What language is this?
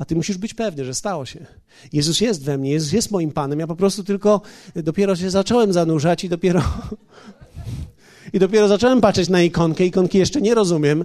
Polish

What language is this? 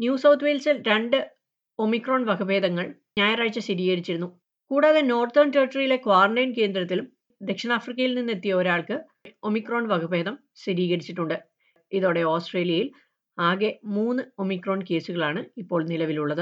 Malayalam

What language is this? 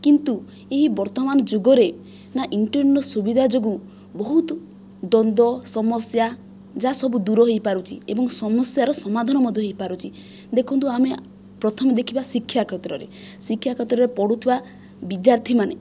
Odia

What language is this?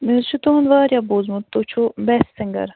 Kashmiri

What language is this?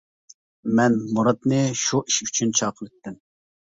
Uyghur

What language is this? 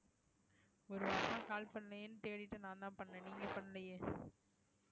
Tamil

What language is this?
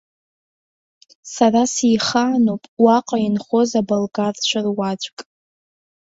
Abkhazian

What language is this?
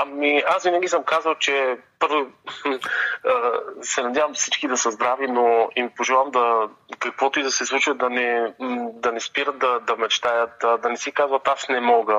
Bulgarian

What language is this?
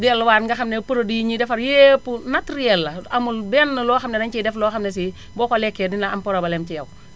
Wolof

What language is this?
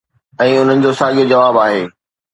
Sindhi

